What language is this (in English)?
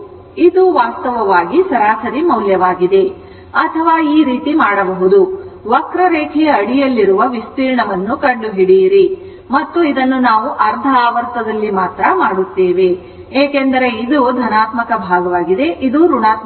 Kannada